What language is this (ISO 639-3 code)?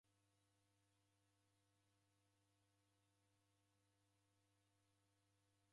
dav